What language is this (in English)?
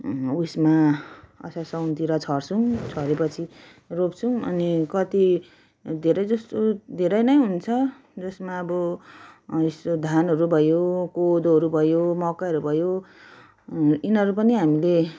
Nepali